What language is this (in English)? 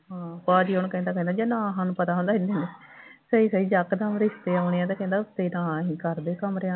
Punjabi